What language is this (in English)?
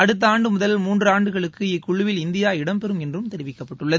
Tamil